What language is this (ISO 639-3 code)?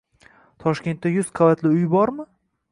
uzb